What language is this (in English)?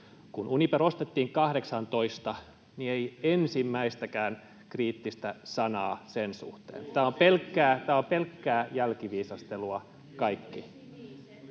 Finnish